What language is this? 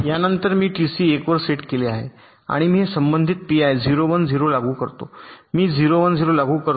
Marathi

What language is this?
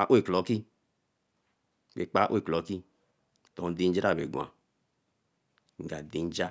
Eleme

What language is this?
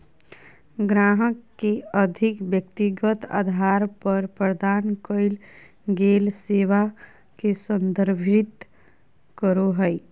Magahi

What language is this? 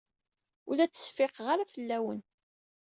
Kabyle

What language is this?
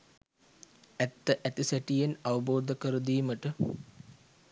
Sinhala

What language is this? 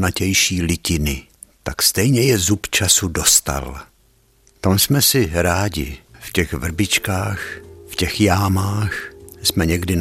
Czech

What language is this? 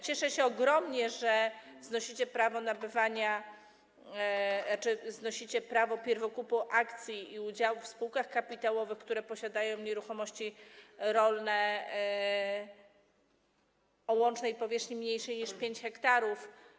Polish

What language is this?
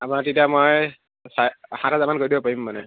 Assamese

